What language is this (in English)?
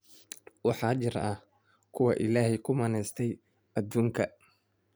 Somali